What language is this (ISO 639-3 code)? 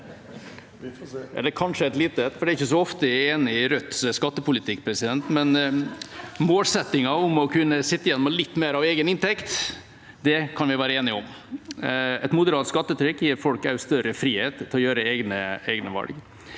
nor